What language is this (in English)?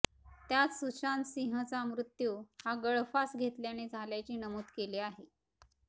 Marathi